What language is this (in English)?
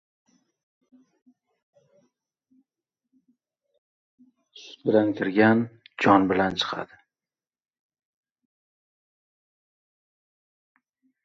Uzbek